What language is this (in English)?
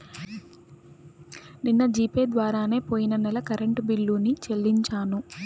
Telugu